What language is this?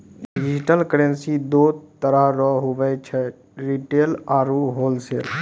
Maithili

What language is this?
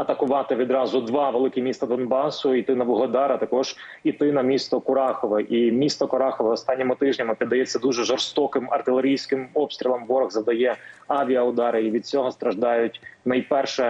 Ukrainian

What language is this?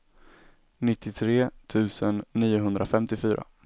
Swedish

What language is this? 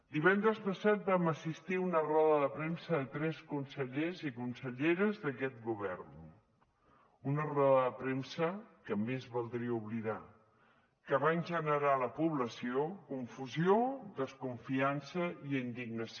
Catalan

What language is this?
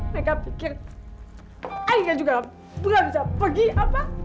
Indonesian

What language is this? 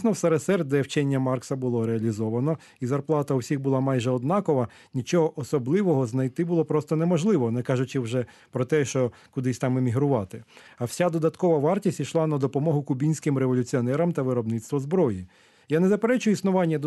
Ukrainian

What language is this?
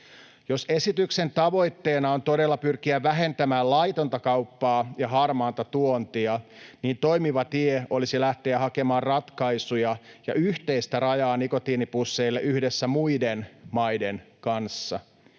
Finnish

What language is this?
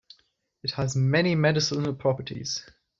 English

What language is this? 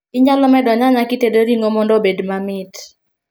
Luo (Kenya and Tanzania)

